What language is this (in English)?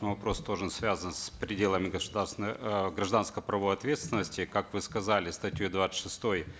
Kazakh